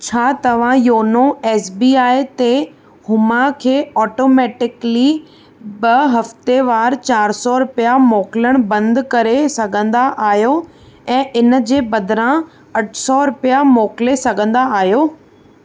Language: Sindhi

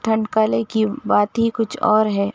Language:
Urdu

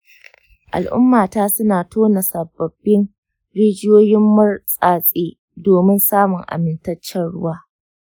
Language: Hausa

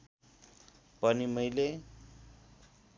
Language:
Nepali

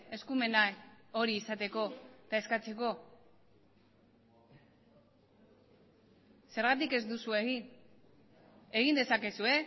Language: Basque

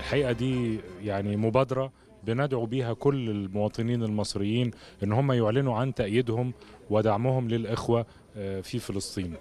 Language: Arabic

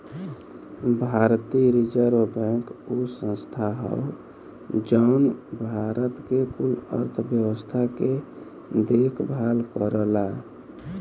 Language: Bhojpuri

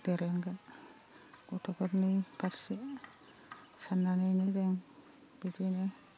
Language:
Bodo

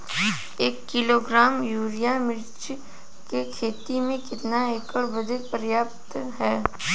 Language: Bhojpuri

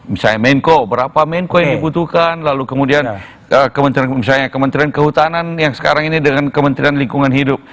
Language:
Indonesian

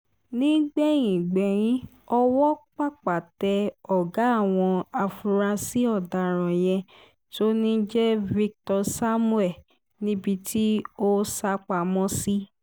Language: Yoruba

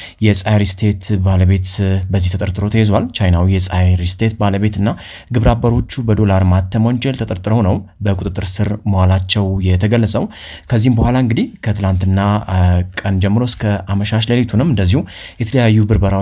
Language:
Arabic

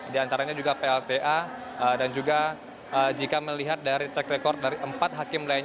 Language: Indonesian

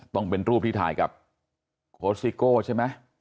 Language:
Thai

